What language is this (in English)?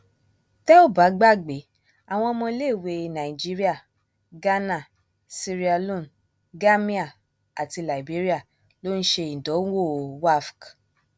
Yoruba